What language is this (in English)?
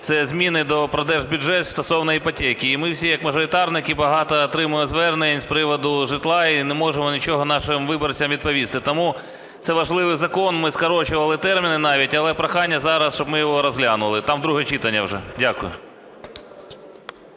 Ukrainian